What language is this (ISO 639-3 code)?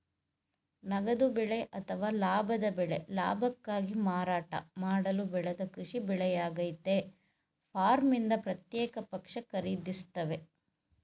kan